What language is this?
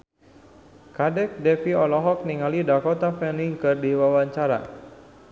Sundanese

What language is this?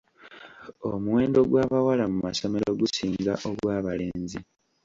Ganda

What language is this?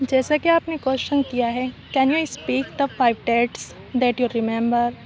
Urdu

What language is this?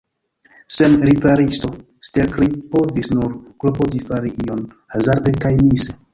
Esperanto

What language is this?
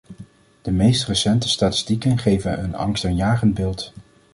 Dutch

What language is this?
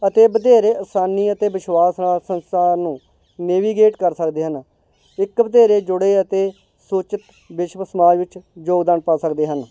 Punjabi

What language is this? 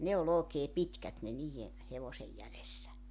Finnish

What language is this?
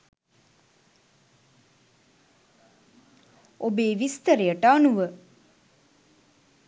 Sinhala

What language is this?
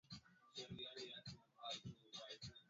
Swahili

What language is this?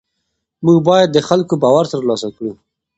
Pashto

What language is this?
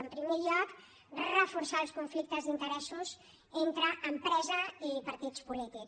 Catalan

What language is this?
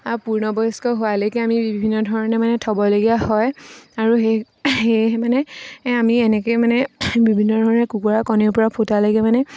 Assamese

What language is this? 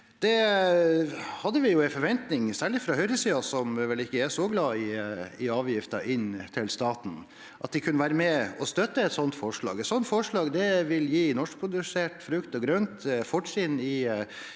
Norwegian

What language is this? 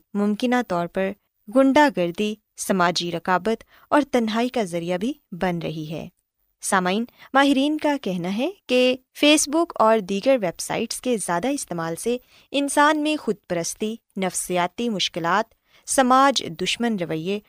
Urdu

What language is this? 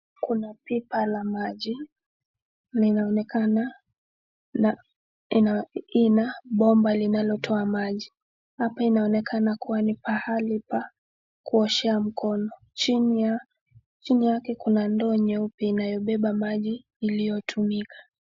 Swahili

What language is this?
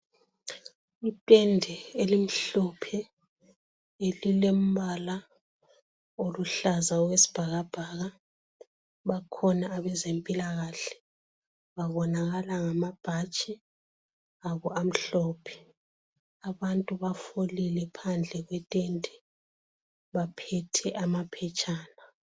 North Ndebele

